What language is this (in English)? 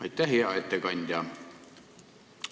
Estonian